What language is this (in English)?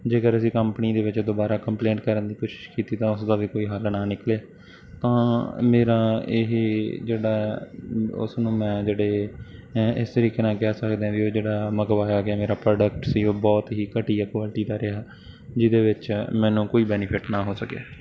Punjabi